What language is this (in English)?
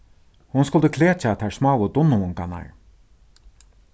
Faroese